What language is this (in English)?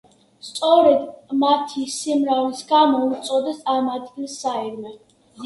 Georgian